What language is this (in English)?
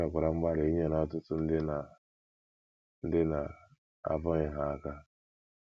Igbo